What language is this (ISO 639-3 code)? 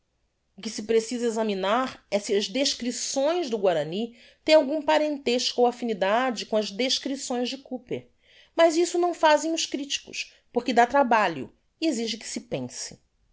por